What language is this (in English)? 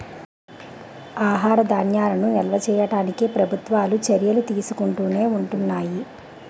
Telugu